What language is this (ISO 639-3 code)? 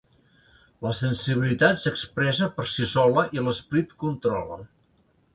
cat